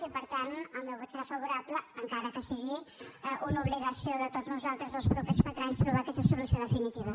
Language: Catalan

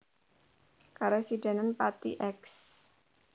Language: Javanese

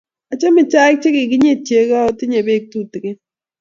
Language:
Kalenjin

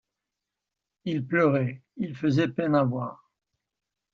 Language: French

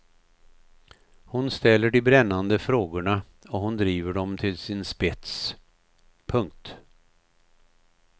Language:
Swedish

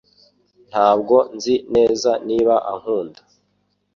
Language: Kinyarwanda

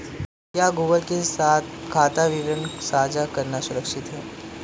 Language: Hindi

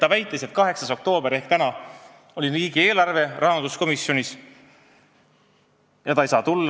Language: Estonian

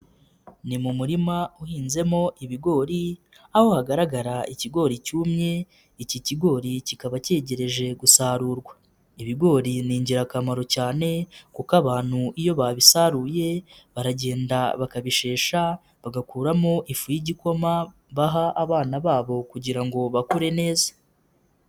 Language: Kinyarwanda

